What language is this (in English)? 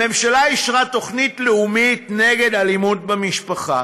Hebrew